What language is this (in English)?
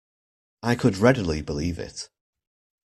English